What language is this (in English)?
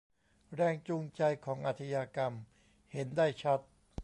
Thai